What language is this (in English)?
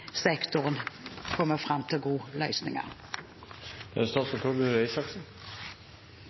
Norwegian Bokmål